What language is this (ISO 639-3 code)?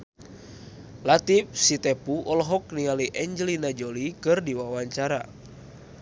sun